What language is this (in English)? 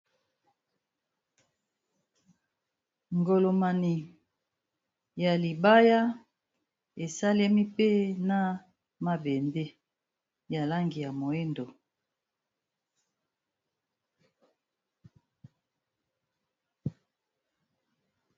Lingala